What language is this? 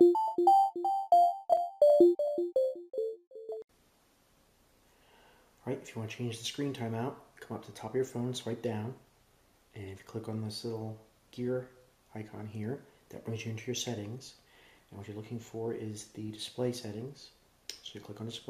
English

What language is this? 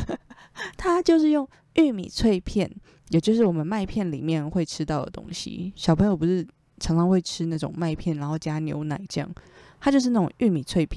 Chinese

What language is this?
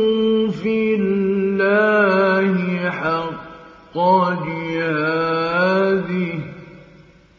Arabic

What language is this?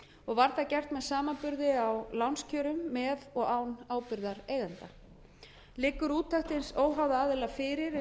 Icelandic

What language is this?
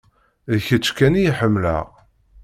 Kabyle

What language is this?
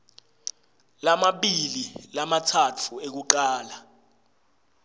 Swati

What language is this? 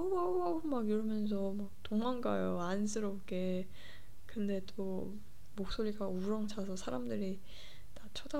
Korean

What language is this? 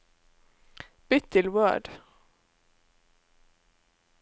Norwegian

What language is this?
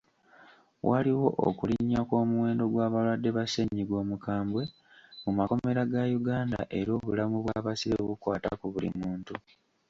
Ganda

